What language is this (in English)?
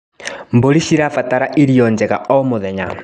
Kikuyu